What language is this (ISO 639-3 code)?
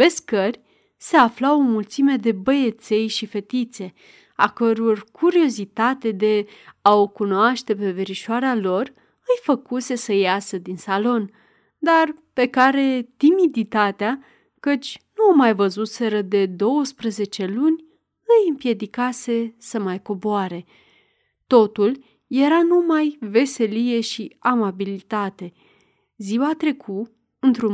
ron